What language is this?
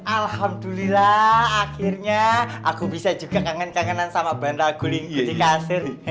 Indonesian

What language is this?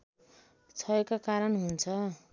Nepali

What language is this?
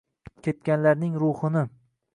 Uzbek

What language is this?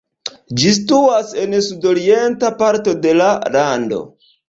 Esperanto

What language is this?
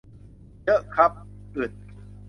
Thai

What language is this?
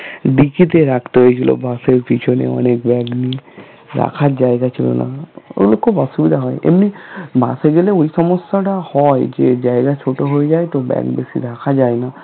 Bangla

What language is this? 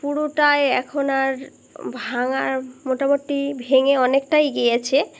Bangla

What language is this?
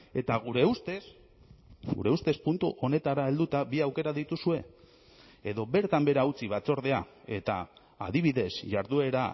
Basque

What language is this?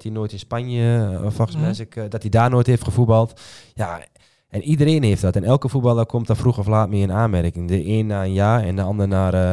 Dutch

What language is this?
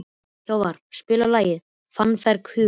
Icelandic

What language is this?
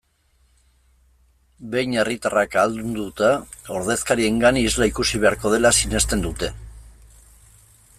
Basque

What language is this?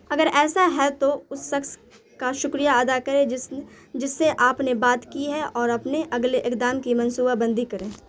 Urdu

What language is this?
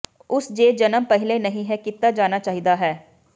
Punjabi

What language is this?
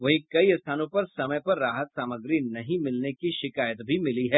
Hindi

